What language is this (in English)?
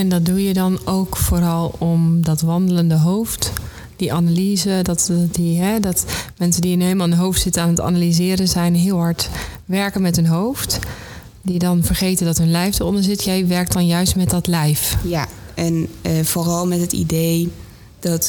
Dutch